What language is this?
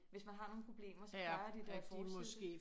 Danish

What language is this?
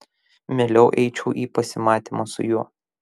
Lithuanian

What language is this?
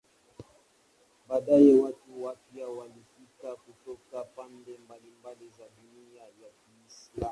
Swahili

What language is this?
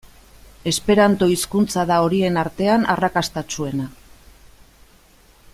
Basque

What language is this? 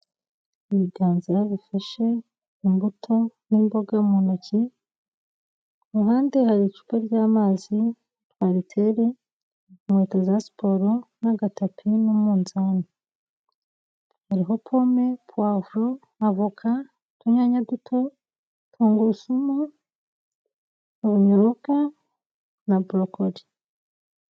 Kinyarwanda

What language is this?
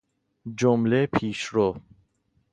Persian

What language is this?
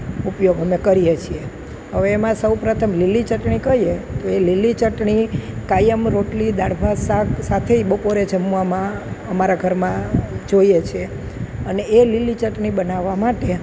Gujarati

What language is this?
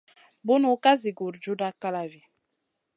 Masana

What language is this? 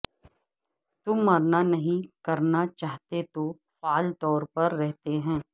Urdu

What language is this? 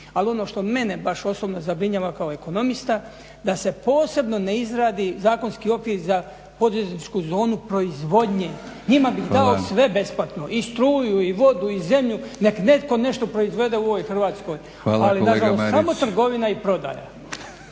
Croatian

